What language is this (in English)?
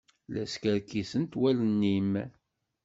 Kabyle